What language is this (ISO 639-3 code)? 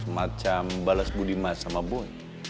ind